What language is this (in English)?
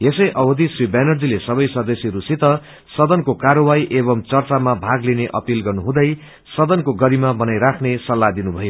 Nepali